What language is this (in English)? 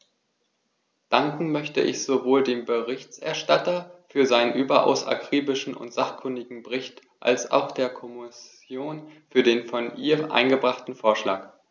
German